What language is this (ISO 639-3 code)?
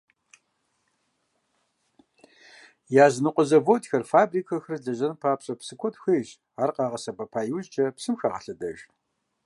kbd